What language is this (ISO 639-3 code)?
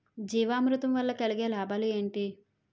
tel